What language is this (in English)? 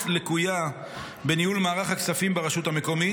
Hebrew